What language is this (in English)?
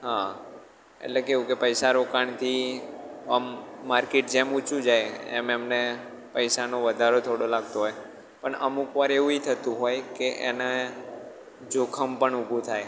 Gujarati